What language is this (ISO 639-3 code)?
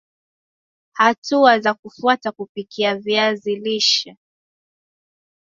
swa